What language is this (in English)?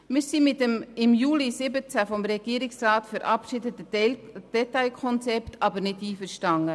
Swiss German